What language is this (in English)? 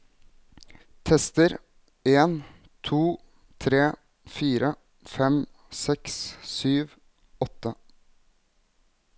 Norwegian